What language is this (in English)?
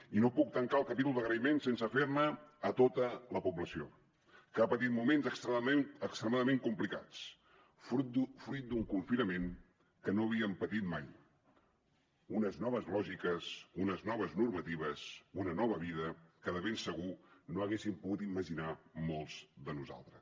Catalan